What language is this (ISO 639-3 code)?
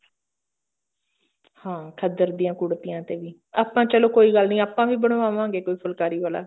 pan